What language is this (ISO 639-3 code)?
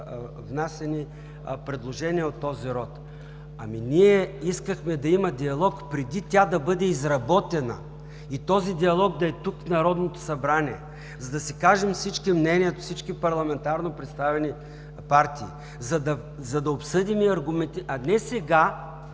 bul